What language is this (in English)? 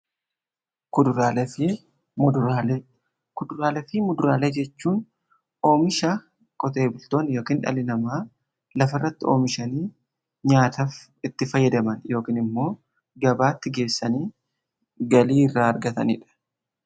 Oromo